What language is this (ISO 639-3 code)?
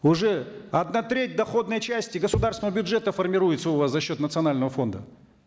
kaz